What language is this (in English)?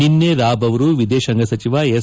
Kannada